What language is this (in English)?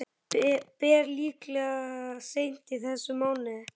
Icelandic